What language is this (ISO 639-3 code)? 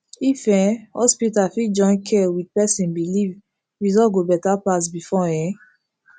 pcm